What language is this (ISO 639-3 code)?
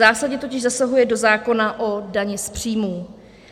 ces